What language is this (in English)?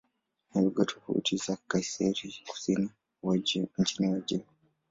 Swahili